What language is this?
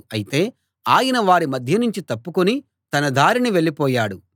Telugu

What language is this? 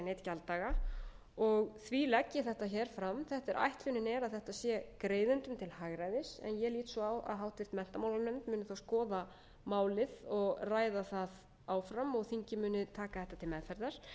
Icelandic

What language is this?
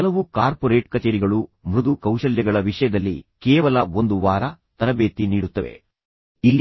Kannada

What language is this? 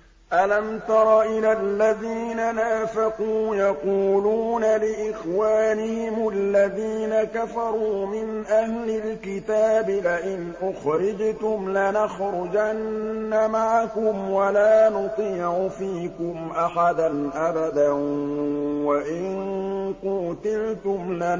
Arabic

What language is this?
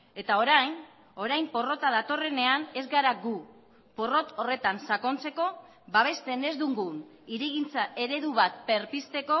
Basque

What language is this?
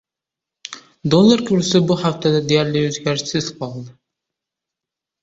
Uzbek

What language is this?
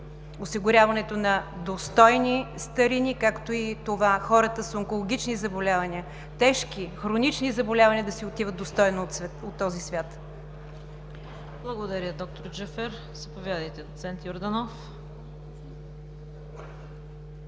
Bulgarian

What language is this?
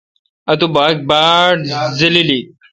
Kalkoti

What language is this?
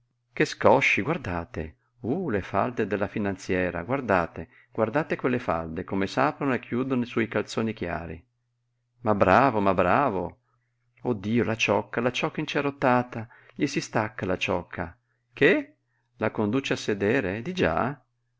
Italian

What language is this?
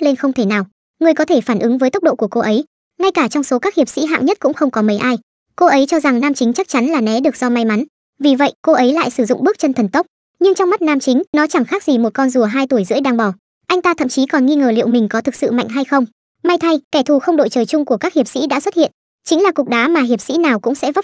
Vietnamese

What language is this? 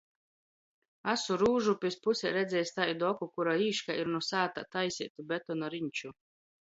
Latgalian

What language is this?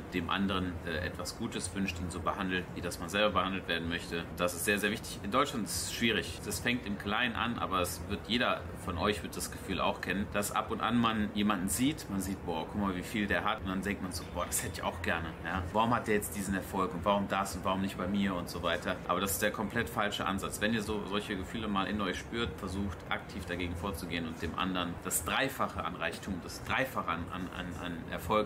German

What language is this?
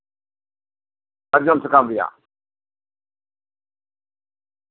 Santali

